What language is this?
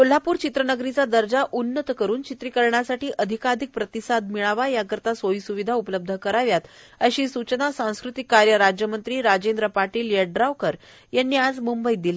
Marathi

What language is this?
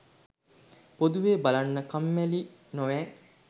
Sinhala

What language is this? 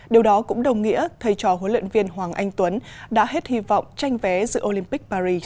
Vietnamese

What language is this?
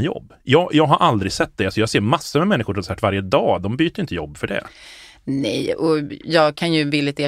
Swedish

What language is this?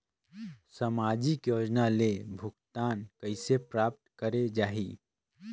Chhattisgarhi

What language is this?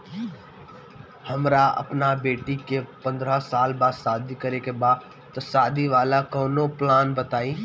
Bhojpuri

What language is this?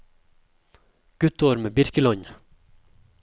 Norwegian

